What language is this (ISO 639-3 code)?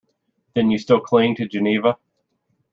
eng